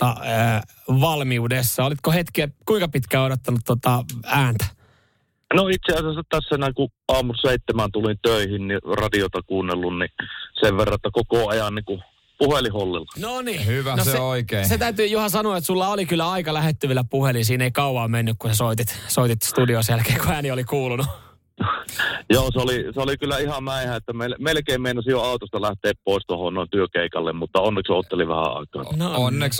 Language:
Finnish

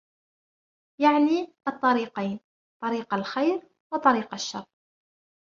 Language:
Arabic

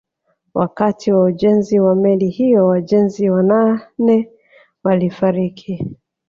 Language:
Swahili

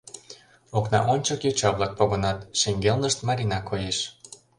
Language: Mari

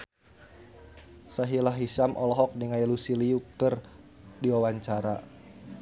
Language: Sundanese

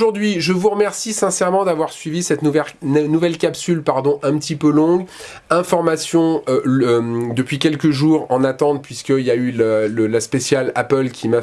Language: French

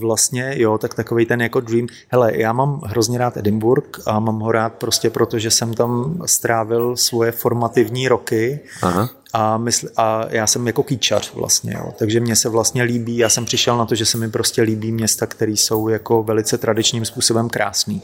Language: Czech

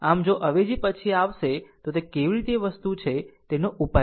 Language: Gujarati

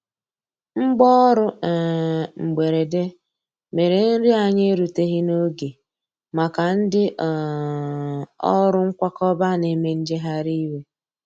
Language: Igbo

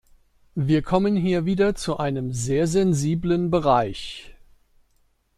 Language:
German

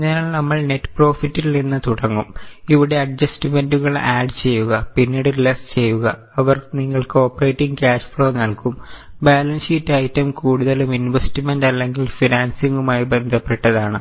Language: Malayalam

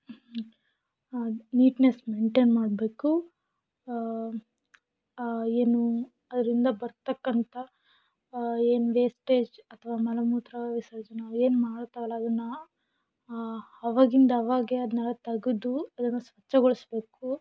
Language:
Kannada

